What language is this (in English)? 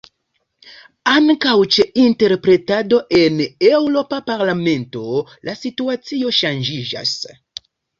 Esperanto